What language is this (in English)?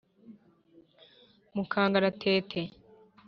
Kinyarwanda